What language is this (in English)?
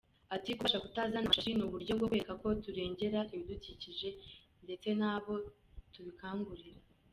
Kinyarwanda